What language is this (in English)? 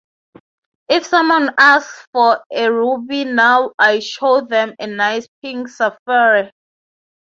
English